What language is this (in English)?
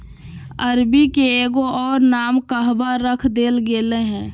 Magahi